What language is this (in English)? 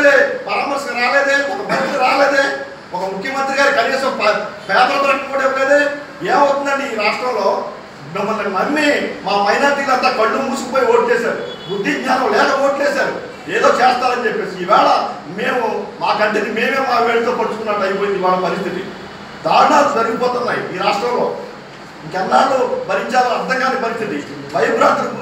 Telugu